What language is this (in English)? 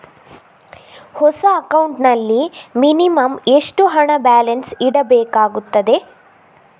Kannada